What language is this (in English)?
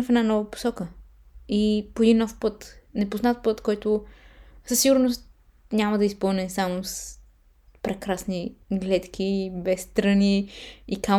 Bulgarian